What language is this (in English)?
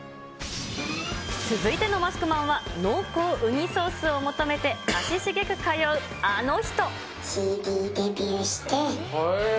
Japanese